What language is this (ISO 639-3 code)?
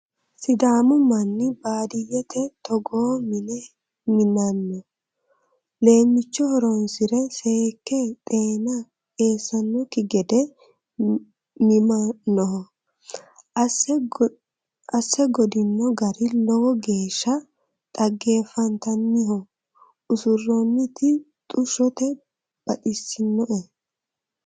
sid